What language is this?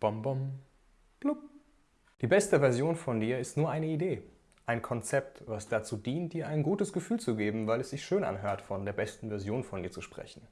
German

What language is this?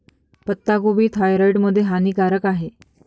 Marathi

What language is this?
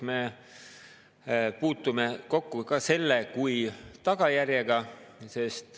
Estonian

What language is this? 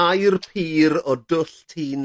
Welsh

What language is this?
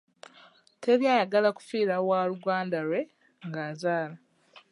Ganda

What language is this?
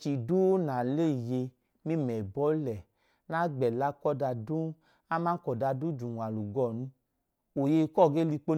Idoma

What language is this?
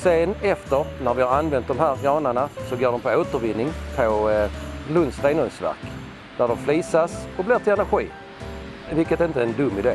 Swedish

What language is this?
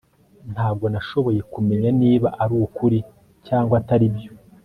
Kinyarwanda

